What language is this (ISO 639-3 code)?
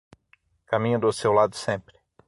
por